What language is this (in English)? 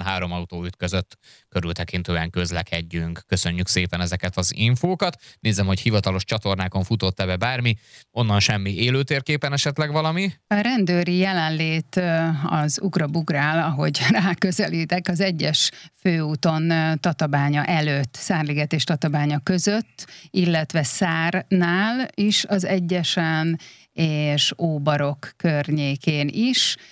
Hungarian